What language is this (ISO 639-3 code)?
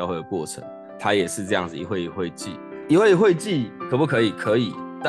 zho